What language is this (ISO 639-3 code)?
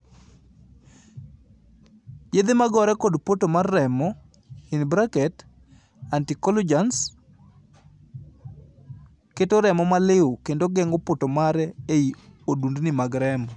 luo